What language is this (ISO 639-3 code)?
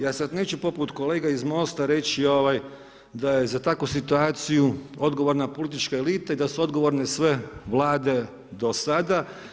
hrv